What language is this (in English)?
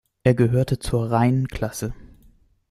German